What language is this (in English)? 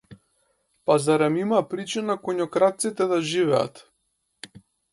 Macedonian